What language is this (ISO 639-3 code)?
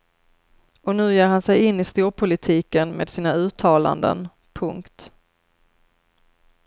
swe